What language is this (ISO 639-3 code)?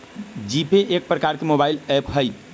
mag